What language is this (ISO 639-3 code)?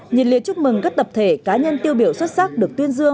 vie